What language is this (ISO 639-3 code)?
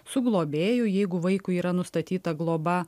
lit